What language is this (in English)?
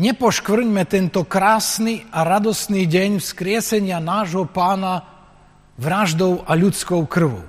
Slovak